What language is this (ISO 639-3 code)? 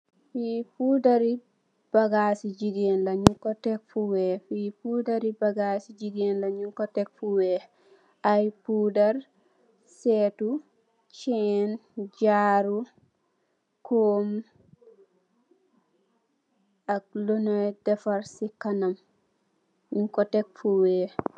wol